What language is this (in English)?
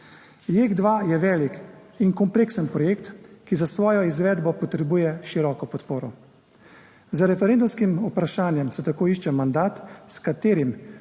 Slovenian